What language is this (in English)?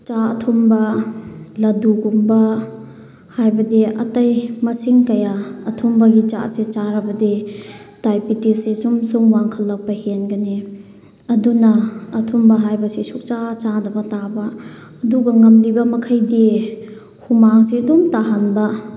Manipuri